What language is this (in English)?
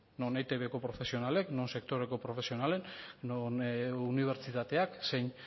Basque